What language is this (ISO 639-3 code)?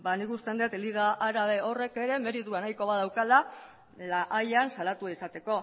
eus